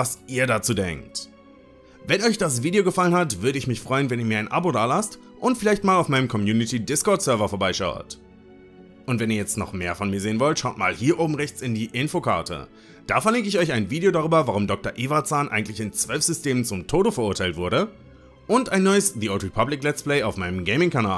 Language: German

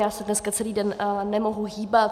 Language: Czech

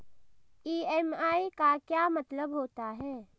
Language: Hindi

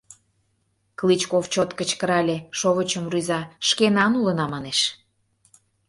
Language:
Mari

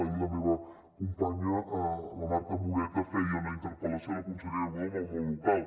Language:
Catalan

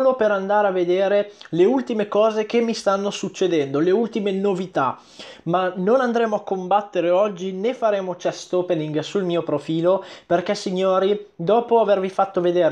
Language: Italian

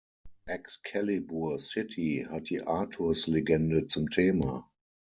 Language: German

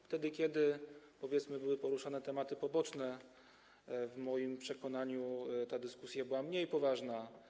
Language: Polish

